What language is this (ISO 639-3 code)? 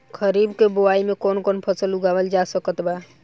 bho